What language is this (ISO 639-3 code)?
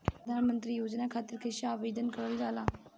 bho